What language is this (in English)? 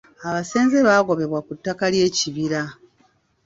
Ganda